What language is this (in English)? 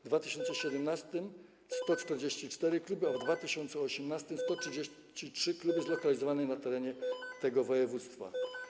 Polish